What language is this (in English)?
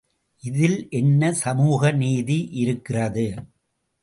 Tamil